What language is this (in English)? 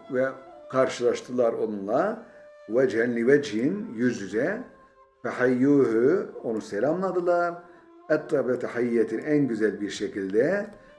Turkish